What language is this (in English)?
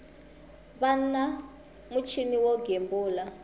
Tsonga